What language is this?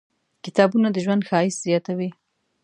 Pashto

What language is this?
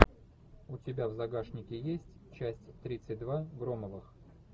Russian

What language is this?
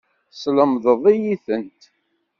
Kabyle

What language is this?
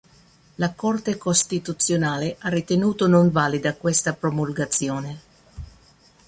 Italian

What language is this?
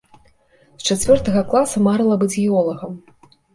Belarusian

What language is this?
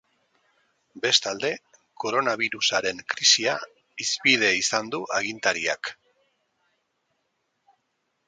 Basque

